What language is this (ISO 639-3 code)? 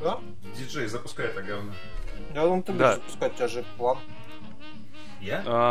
rus